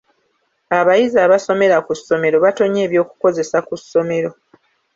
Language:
Ganda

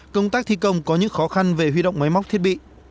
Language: Vietnamese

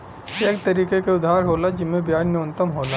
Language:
Bhojpuri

